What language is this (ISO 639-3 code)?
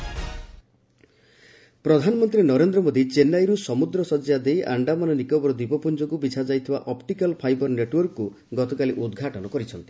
ori